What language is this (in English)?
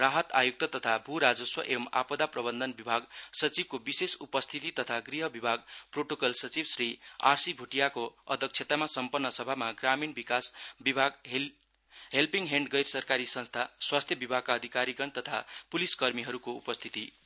Nepali